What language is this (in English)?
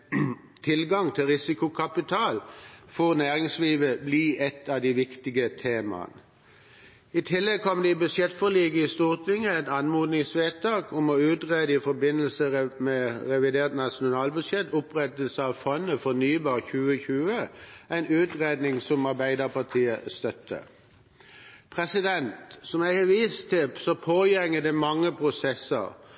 Norwegian Bokmål